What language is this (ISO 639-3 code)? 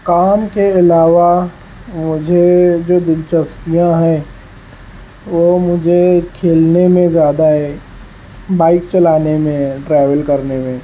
urd